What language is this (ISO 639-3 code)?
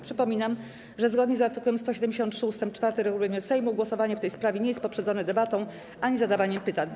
pol